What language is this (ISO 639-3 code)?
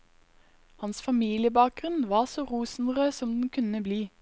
nor